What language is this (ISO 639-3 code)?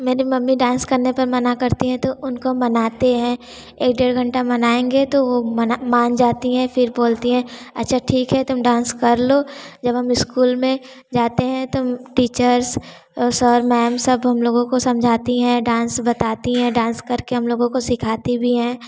hin